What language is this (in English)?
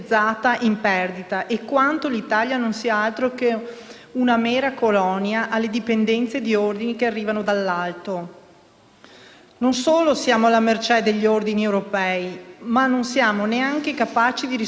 Italian